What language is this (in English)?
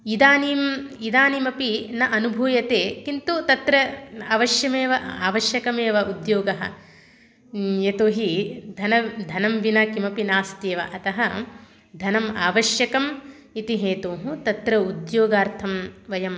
Sanskrit